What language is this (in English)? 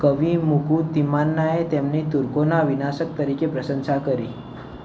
Gujarati